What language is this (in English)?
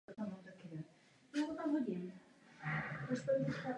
Czech